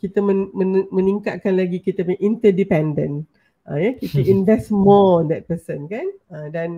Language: Malay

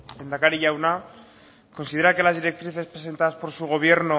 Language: Spanish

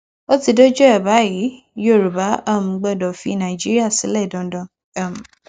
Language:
Yoruba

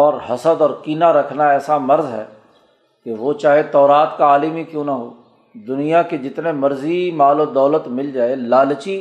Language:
Urdu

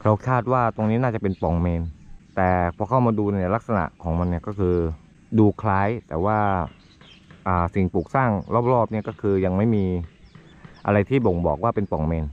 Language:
Thai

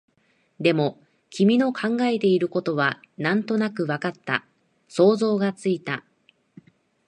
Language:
Japanese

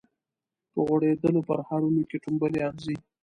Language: Pashto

